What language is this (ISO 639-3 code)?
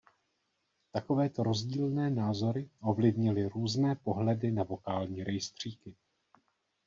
ces